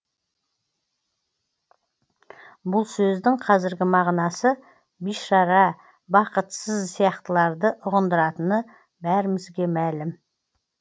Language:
Kazakh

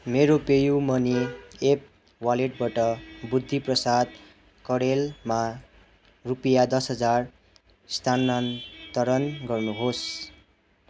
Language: Nepali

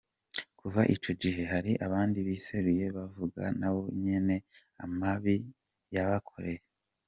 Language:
Kinyarwanda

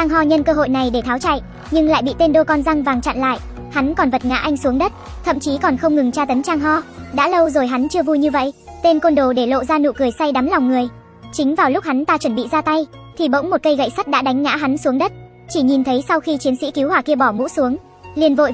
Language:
Vietnamese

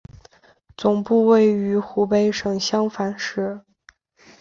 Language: Chinese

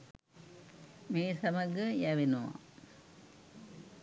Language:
Sinhala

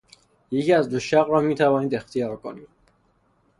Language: Persian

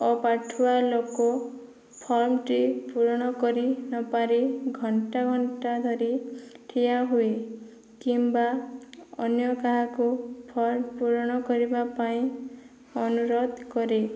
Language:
Odia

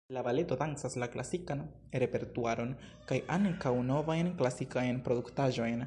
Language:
Esperanto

